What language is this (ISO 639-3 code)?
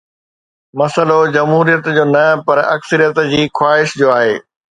snd